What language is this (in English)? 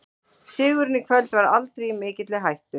Icelandic